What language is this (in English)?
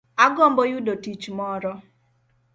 Luo (Kenya and Tanzania)